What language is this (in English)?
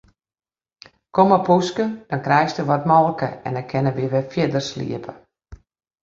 Western Frisian